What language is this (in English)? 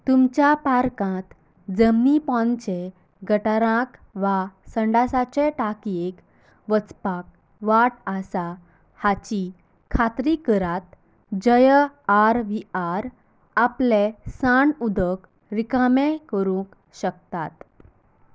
Konkani